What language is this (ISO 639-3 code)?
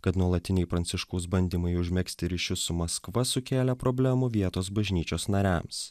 lit